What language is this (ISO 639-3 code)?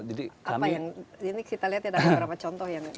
ind